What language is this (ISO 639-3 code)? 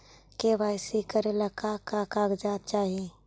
mag